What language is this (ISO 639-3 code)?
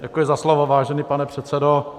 ces